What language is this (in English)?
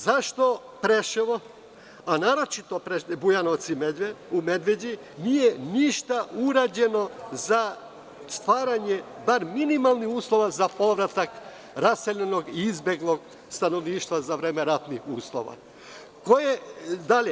Serbian